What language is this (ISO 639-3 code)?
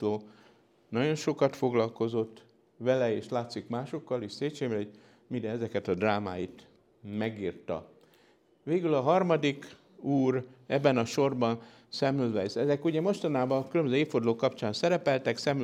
hun